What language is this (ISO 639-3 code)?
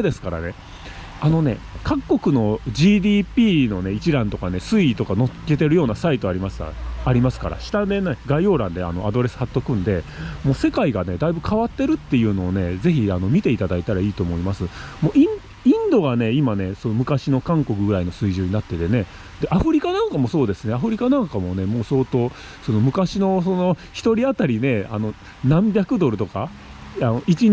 jpn